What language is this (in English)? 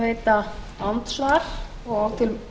Icelandic